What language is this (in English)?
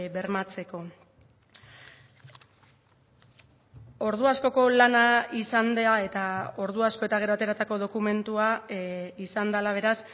Basque